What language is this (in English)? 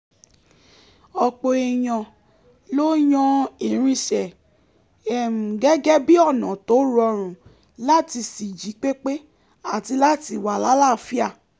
Yoruba